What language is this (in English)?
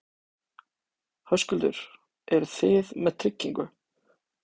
Icelandic